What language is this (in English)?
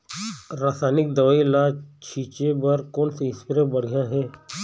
Chhattisgarhi